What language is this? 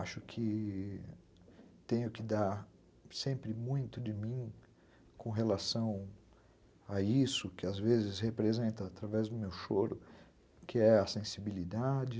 Portuguese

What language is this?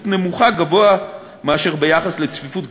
Hebrew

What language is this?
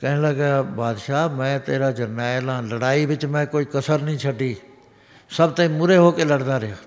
Punjabi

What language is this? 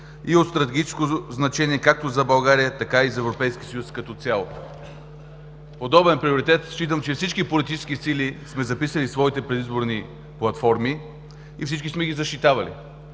Bulgarian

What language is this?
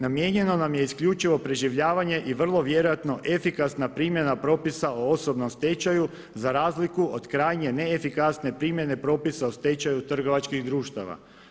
Croatian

